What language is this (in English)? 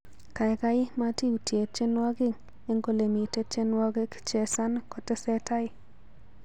Kalenjin